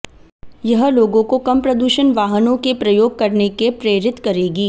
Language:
Hindi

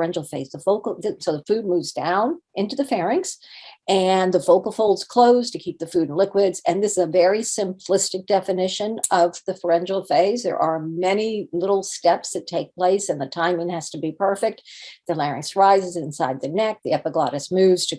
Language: English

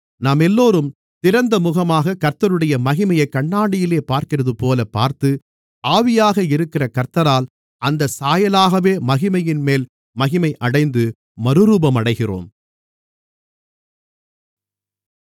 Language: Tamil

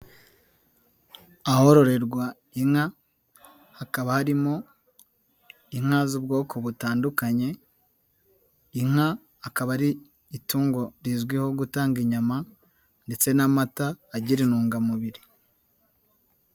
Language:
Kinyarwanda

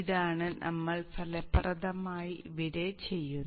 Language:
Malayalam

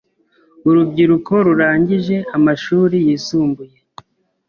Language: Kinyarwanda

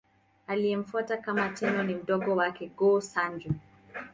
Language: Swahili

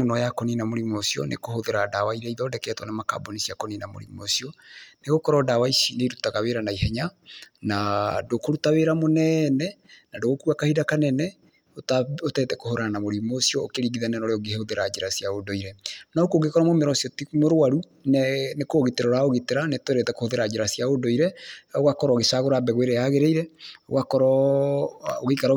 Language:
Kikuyu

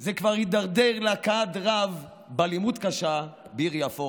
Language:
Hebrew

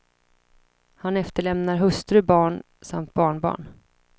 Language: Swedish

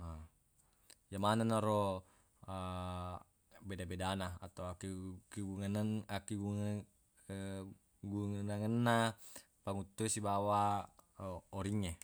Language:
Buginese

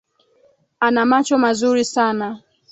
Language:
Swahili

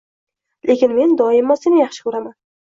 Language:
Uzbek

